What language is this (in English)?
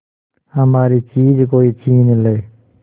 Hindi